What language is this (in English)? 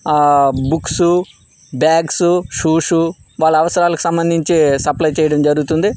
Telugu